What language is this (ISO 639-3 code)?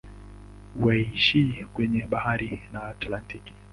swa